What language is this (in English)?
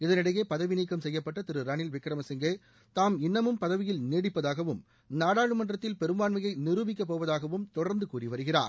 Tamil